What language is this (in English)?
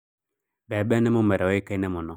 Kikuyu